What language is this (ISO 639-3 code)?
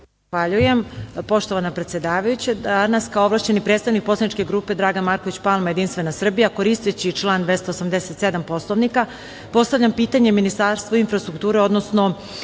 srp